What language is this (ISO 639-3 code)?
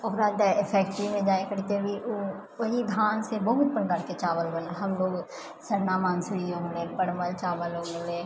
mai